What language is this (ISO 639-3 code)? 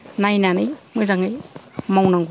brx